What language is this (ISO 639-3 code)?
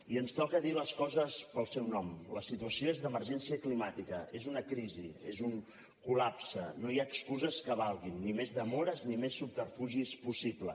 cat